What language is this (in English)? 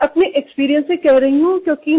Marathi